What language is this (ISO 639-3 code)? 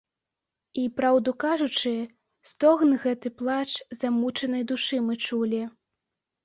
bel